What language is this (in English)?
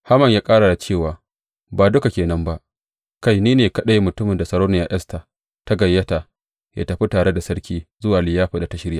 Hausa